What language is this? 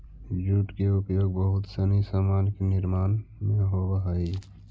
Magahi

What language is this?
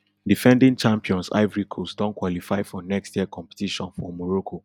Nigerian Pidgin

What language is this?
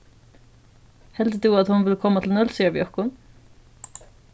Faroese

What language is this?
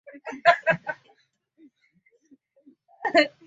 Swahili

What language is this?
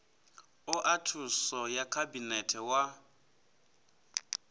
Venda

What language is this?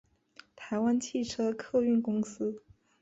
Chinese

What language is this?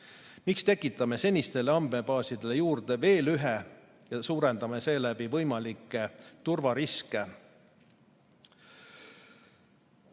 Estonian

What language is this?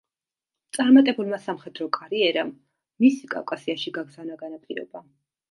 Georgian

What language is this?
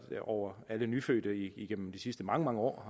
Danish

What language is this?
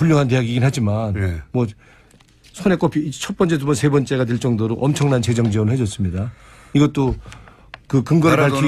Korean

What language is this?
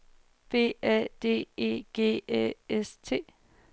Danish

